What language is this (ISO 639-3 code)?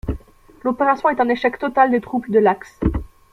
fra